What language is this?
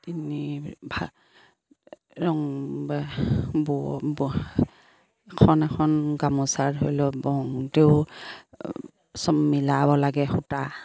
Assamese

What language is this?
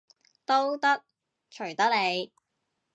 Cantonese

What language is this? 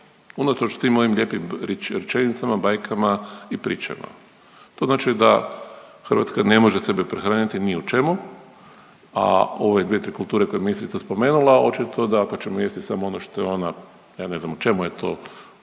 Croatian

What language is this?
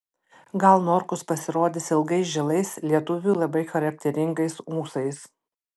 Lithuanian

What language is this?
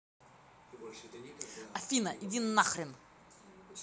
Russian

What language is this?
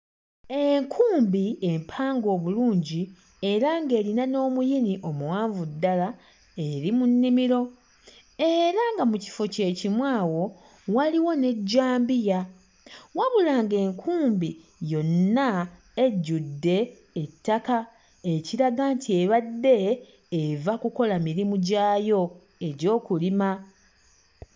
Ganda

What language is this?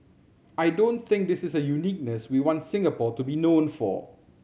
English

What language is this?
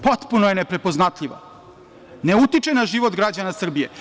Serbian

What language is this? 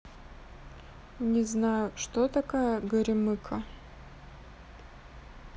Russian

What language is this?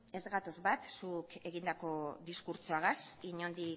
Basque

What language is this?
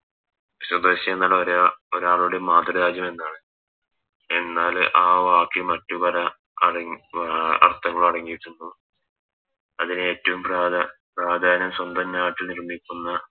Malayalam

